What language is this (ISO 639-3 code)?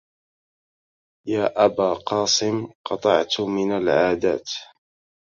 ara